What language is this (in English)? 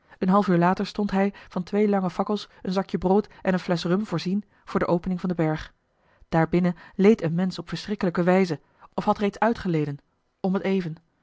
Dutch